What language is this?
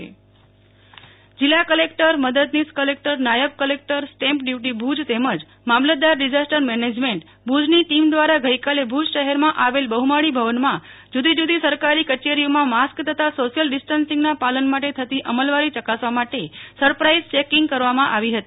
Gujarati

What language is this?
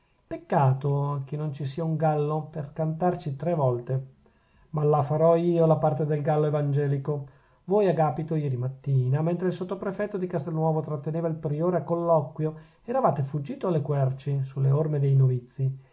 Italian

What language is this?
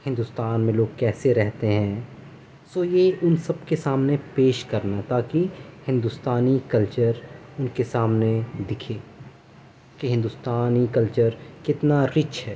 Urdu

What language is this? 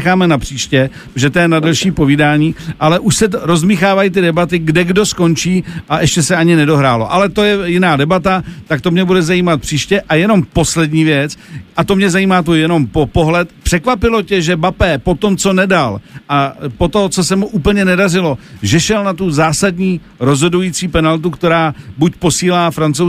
Czech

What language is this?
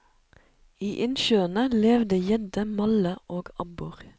Norwegian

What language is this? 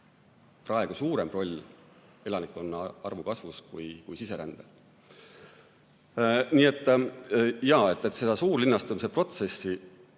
Estonian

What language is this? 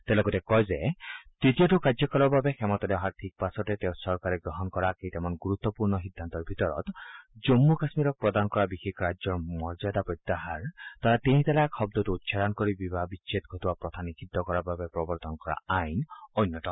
Assamese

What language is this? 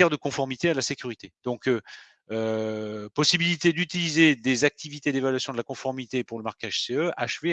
French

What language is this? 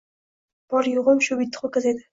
Uzbek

